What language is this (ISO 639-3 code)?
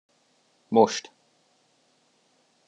hun